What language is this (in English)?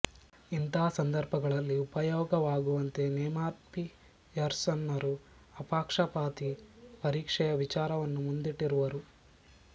Kannada